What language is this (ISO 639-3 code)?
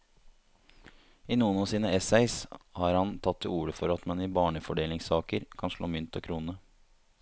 nor